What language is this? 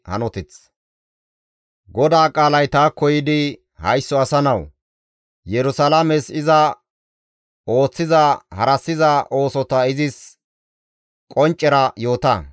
Gamo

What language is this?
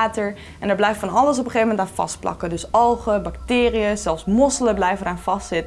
Dutch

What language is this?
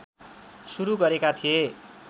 Nepali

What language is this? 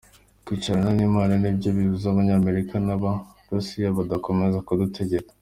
Kinyarwanda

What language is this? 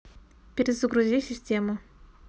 Russian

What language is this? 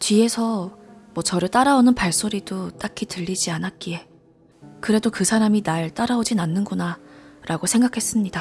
Korean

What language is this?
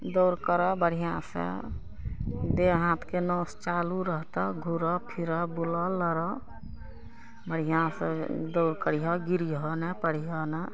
Maithili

